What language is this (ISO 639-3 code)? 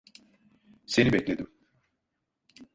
tur